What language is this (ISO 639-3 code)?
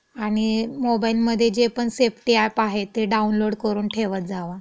mar